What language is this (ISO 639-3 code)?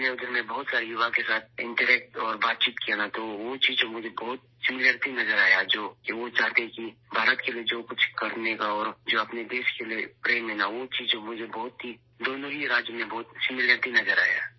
urd